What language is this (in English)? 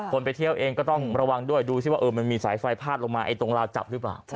Thai